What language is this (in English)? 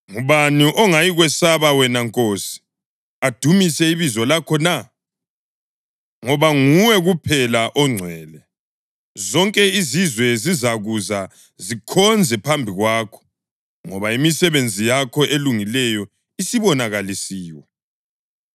North Ndebele